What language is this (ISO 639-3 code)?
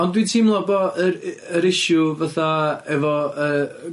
cym